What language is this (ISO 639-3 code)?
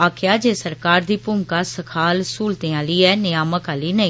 doi